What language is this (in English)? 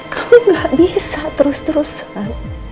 Indonesian